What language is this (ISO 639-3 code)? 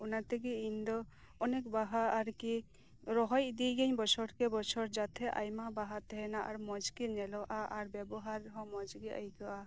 sat